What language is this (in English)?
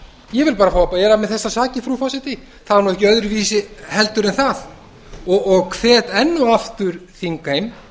Icelandic